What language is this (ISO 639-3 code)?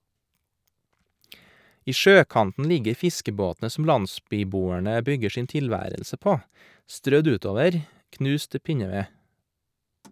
nor